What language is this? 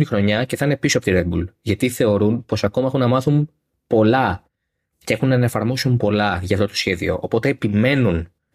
Greek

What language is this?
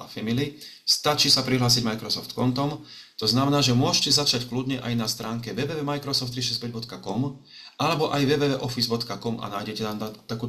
Slovak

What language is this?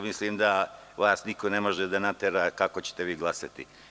Serbian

